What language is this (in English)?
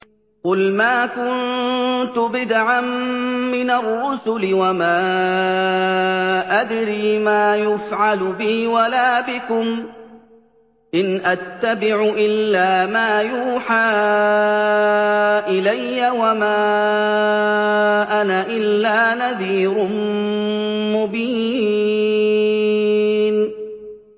Arabic